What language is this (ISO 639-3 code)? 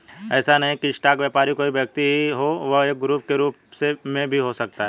hin